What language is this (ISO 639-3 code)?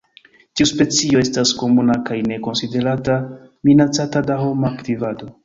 epo